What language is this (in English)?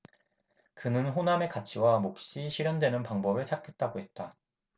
Korean